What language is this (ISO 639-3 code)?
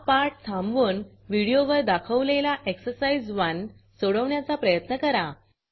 mar